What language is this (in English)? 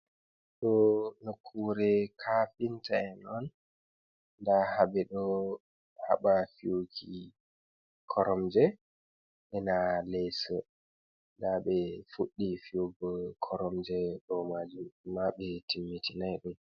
Fula